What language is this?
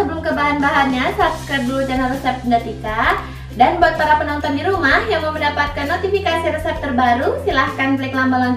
Indonesian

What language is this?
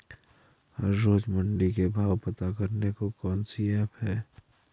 Hindi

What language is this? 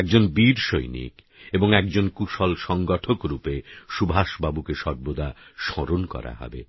Bangla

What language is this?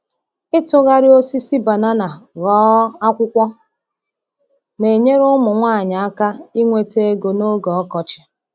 Igbo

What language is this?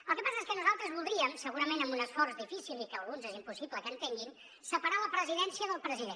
Catalan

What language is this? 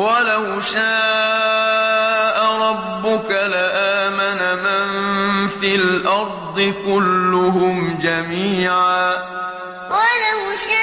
Arabic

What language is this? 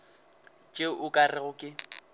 Northern Sotho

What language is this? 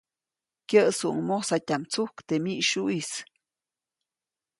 Copainalá Zoque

